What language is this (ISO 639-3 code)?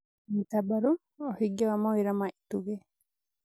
kik